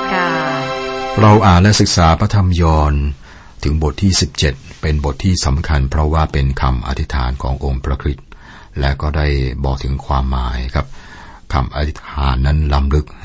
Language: Thai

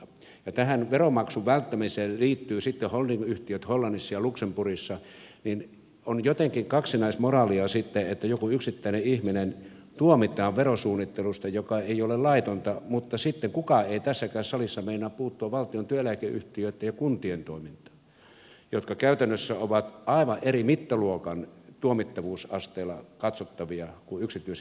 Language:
Finnish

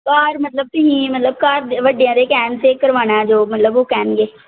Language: Punjabi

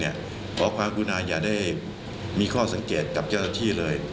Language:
Thai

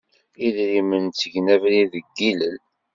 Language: Kabyle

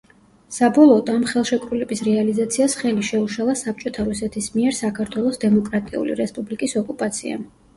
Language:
Georgian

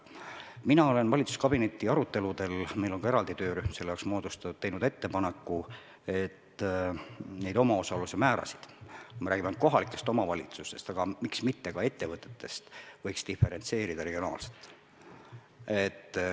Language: Estonian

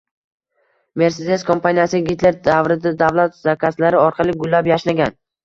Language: Uzbek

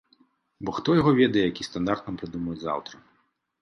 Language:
Belarusian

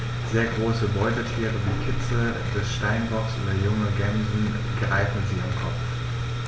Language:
German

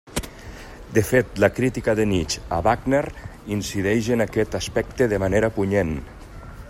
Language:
Catalan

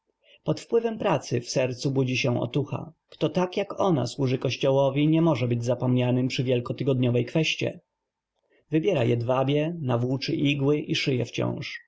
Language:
Polish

